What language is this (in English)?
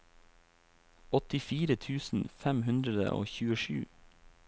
Norwegian